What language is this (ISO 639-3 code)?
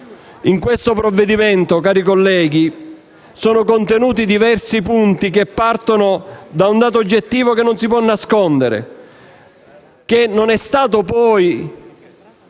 ita